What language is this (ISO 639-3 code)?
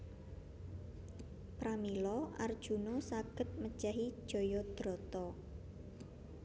jav